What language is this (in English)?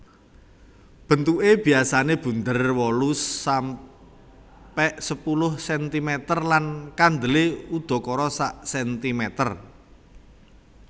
Javanese